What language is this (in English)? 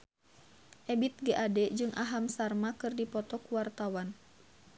Sundanese